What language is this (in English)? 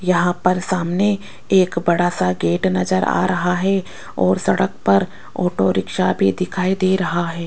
Hindi